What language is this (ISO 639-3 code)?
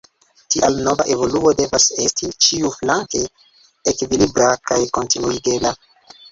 epo